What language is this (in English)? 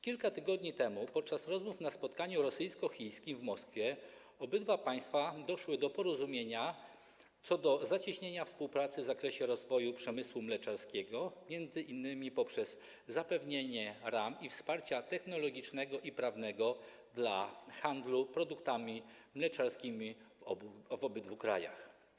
Polish